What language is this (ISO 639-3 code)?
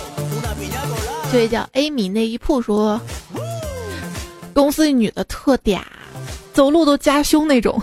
zho